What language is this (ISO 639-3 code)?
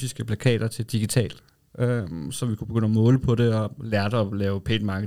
dan